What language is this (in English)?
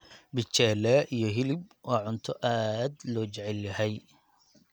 Somali